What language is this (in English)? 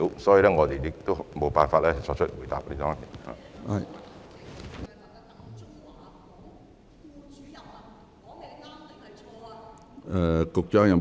Cantonese